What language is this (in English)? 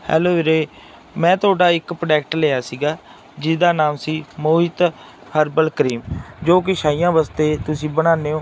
Punjabi